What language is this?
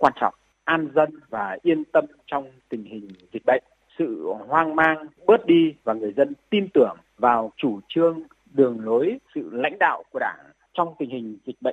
Vietnamese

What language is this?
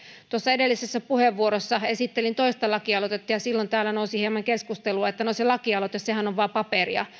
Finnish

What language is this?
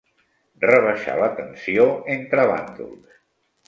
Catalan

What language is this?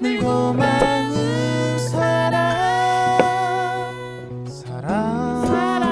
Spanish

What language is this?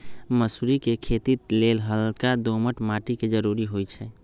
Magahi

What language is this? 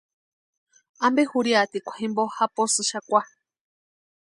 Western Highland Purepecha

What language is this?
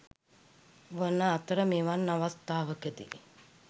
Sinhala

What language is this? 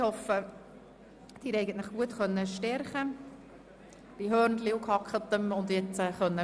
Swiss German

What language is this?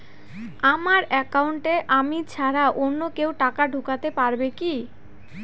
Bangla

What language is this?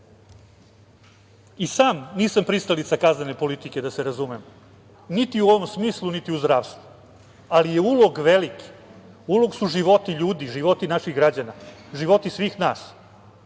Serbian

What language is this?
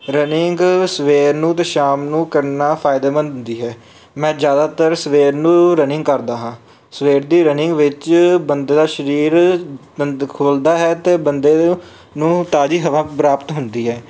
Punjabi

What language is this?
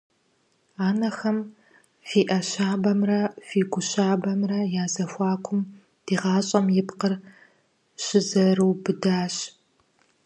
Kabardian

